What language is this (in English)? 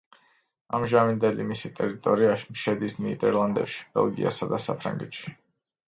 Georgian